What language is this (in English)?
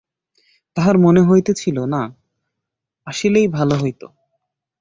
Bangla